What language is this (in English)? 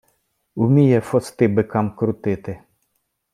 Ukrainian